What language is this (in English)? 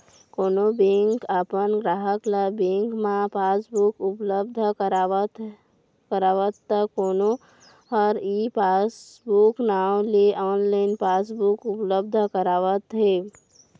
Chhattisgarhi